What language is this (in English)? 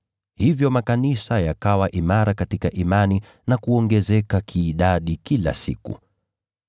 Swahili